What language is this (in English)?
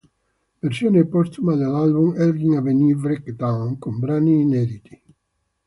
Italian